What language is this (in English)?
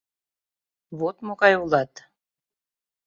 Mari